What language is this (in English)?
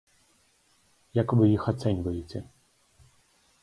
Belarusian